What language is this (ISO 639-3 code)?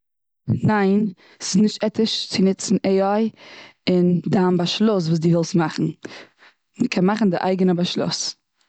yid